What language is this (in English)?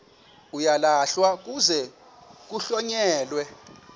Xhosa